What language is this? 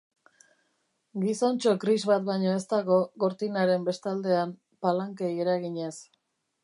Basque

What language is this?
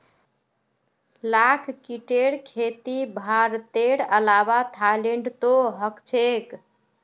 Magahi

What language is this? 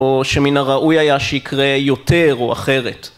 Hebrew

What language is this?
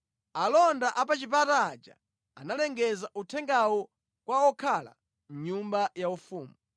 Nyanja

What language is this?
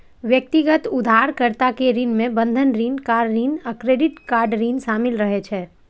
Maithili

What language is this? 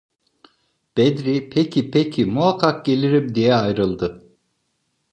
Turkish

